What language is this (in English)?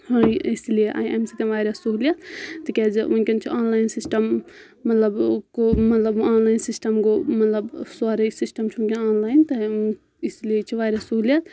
Kashmiri